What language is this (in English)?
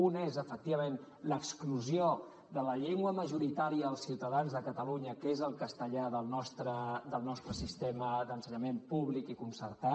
Catalan